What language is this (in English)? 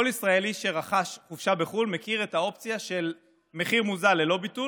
Hebrew